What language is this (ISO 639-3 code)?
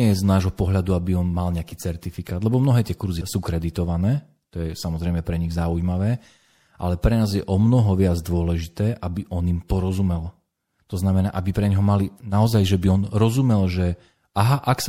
slk